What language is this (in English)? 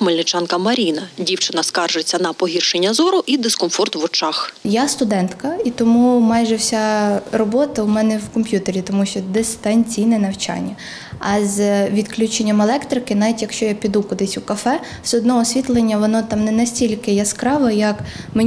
Ukrainian